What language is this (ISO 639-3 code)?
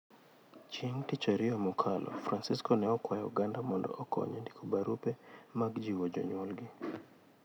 luo